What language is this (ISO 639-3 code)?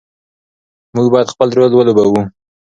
pus